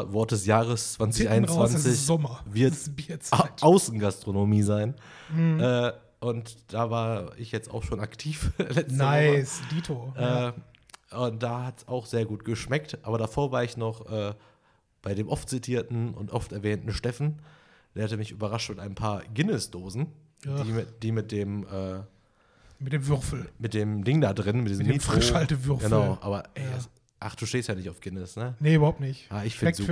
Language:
German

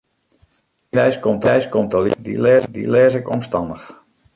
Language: Western Frisian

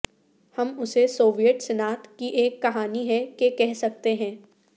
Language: Urdu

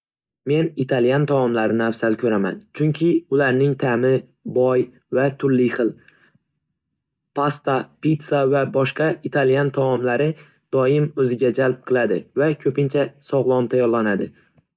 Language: Uzbek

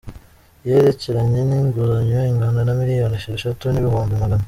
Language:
Kinyarwanda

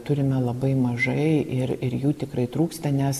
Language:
Lithuanian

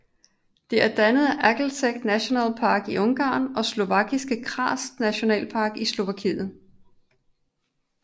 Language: Danish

